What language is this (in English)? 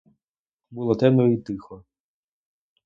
Ukrainian